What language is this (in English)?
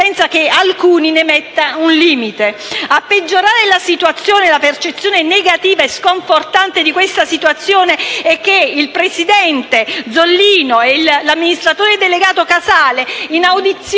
Italian